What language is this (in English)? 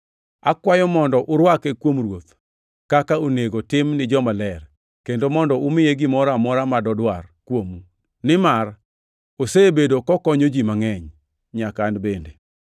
Luo (Kenya and Tanzania)